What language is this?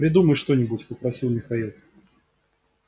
Russian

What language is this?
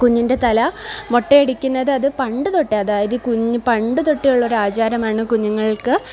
Malayalam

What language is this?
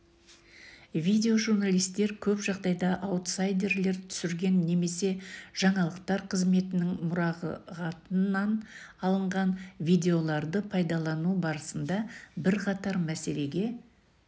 Kazakh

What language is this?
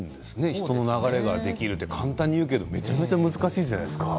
Japanese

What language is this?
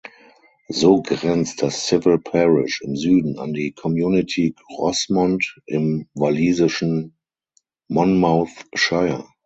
German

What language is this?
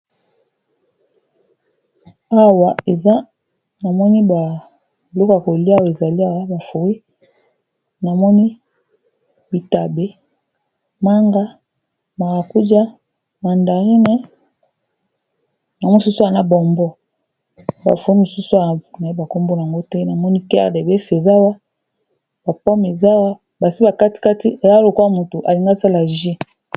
Lingala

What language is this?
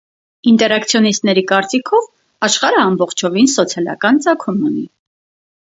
Armenian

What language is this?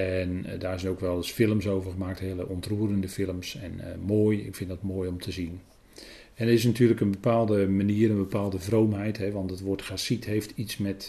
Dutch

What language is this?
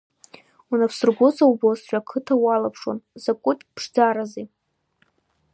Abkhazian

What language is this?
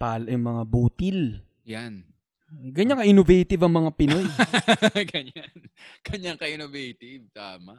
Filipino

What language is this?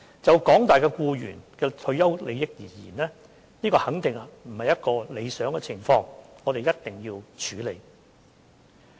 Cantonese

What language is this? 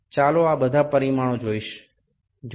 Gujarati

